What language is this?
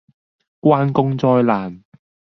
Cantonese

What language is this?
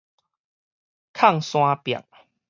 Min Nan Chinese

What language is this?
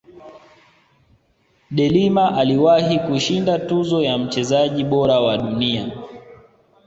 Swahili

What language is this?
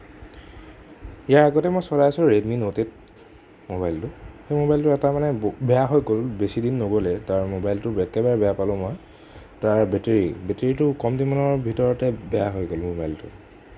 Assamese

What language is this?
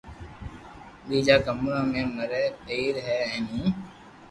Loarki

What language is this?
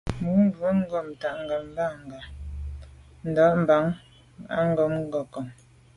Medumba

